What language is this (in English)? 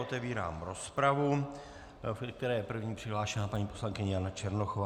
Czech